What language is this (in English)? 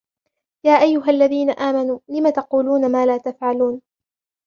Arabic